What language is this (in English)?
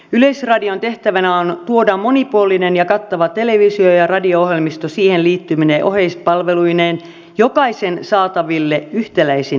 Finnish